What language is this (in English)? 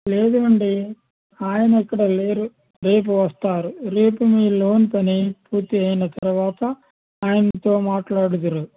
Telugu